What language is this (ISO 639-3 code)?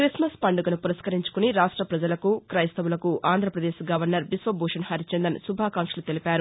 tel